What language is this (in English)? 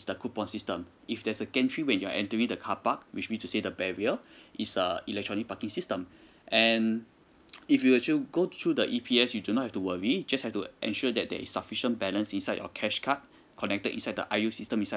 English